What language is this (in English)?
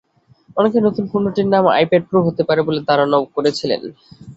Bangla